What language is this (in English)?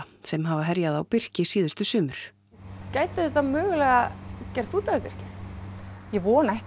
Icelandic